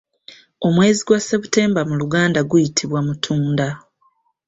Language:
Ganda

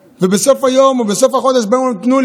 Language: Hebrew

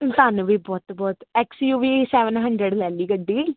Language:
Punjabi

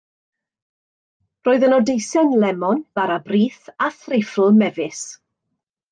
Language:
Welsh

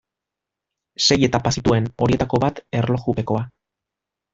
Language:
Basque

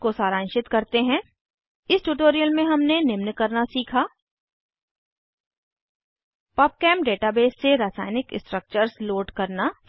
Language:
Hindi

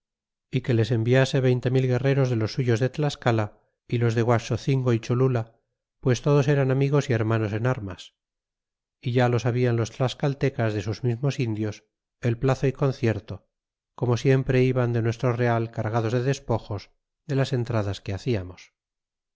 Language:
Spanish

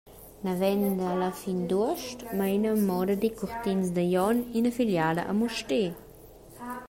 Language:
Romansh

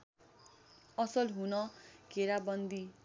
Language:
Nepali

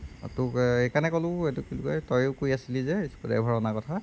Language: Assamese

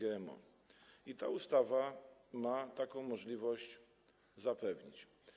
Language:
Polish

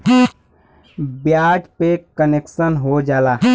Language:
Bhojpuri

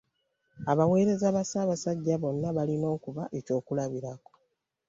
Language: Ganda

